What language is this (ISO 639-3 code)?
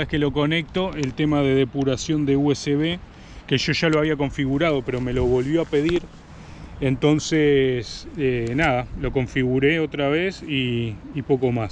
spa